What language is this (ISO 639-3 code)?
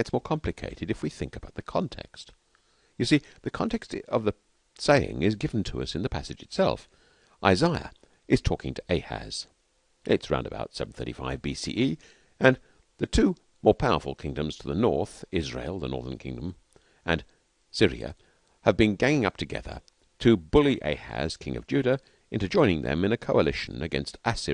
eng